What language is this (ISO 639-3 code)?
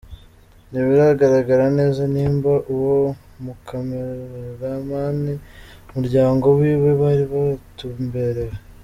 kin